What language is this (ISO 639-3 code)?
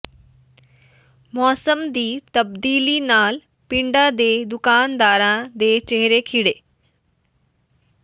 pan